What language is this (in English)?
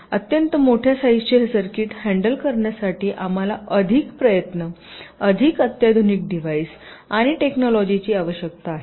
Marathi